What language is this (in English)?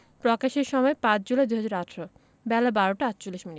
Bangla